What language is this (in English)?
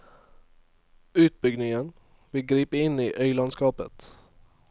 Norwegian